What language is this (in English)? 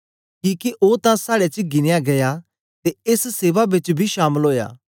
Dogri